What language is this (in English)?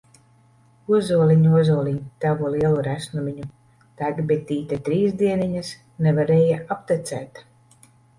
Latvian